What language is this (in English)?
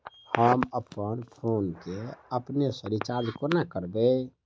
Maithili